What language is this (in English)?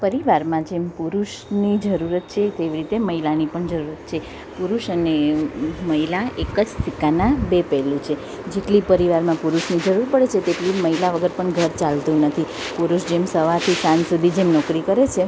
Gujarati